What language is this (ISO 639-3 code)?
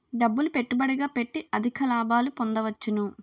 tel